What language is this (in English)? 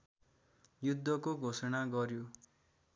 Nepali